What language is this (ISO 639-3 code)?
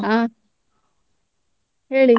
kan